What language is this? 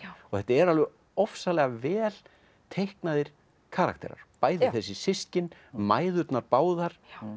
Icelandic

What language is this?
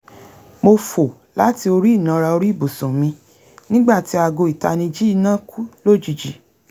Yoruba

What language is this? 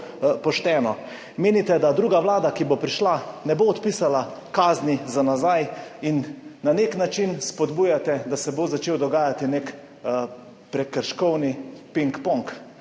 Slovenian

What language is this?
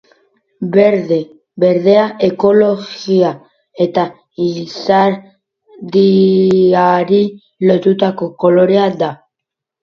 Basque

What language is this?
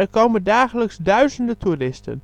Dutch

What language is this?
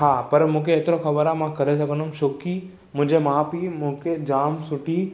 Sindhi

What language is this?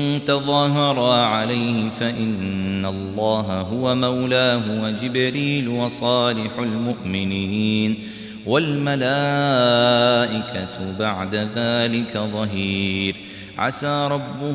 Arabic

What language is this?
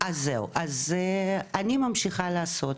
Hebrew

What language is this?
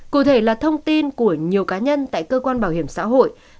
Vietnamese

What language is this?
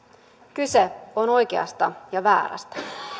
Finnish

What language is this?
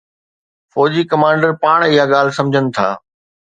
Sindhi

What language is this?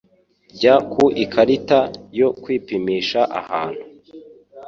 Kinyarwanda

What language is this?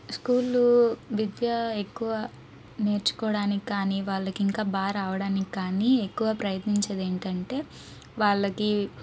Telugu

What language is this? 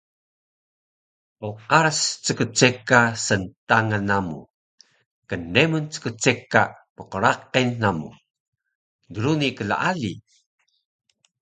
Taroko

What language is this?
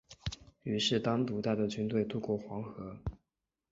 Chinese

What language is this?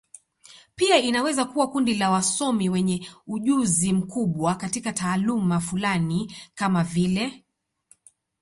Swahili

